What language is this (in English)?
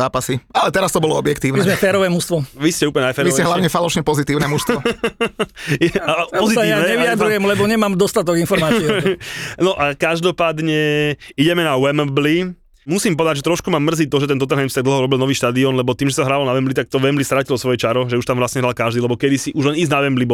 Slovak